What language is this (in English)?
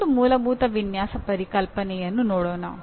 Kannada